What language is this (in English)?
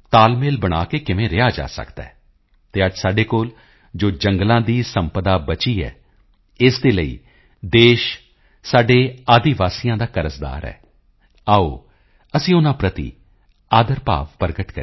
Punjabi